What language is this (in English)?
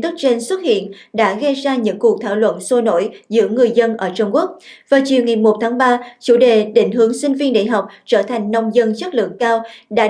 Vietnamese